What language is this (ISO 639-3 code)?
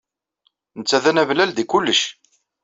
kab